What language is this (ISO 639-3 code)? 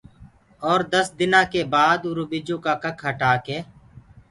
ggg